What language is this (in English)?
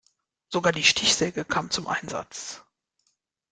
German